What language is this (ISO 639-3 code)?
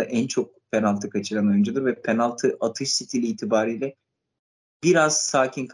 tur